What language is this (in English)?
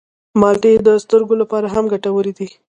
Pashto